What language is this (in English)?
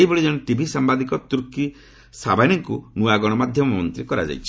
Odia